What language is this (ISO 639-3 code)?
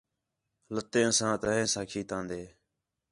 xhe